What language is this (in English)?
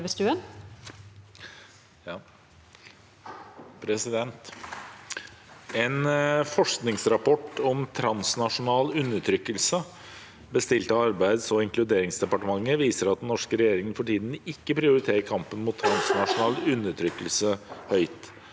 Norwegian